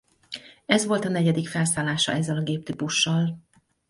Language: Hungarian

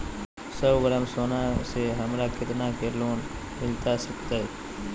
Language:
Magahi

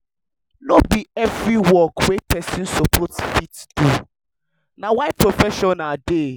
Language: Nigerian Pidgin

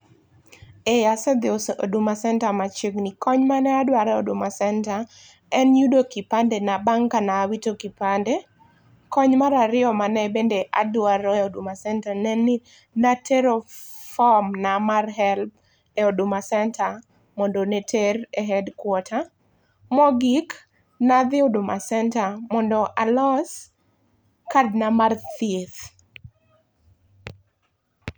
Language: Luo (Kenya and Tanzania)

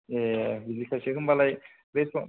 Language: Bodo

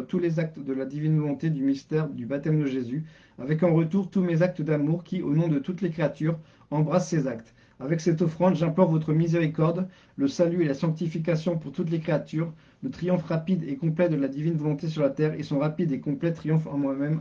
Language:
French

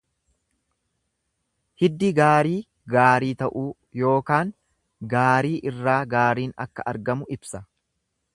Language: Oromo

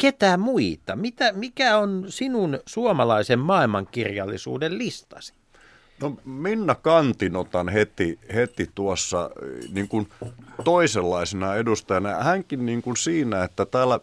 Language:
Finnish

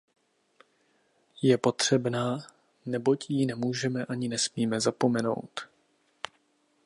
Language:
Czech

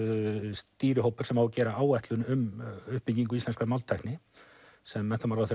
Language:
Icelandic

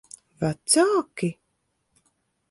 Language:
Latvian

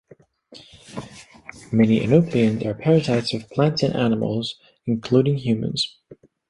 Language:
English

